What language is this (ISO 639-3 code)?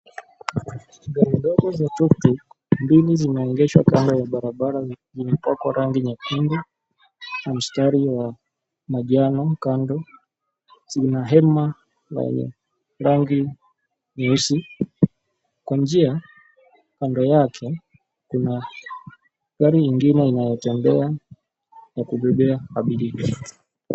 swa